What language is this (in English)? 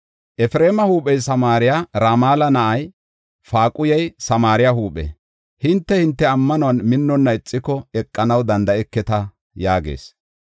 Gofa